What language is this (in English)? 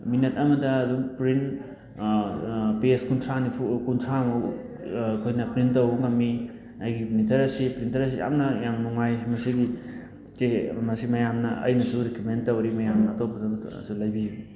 Manipuri